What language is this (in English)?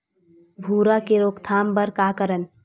Chhattisgarhi